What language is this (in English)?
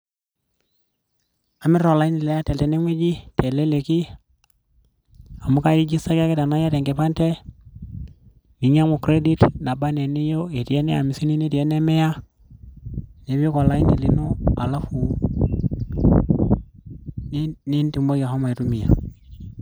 Masai